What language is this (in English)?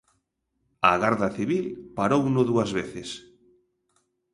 Galician